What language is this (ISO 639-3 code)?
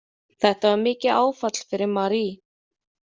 isl